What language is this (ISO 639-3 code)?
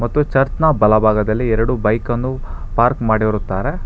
kan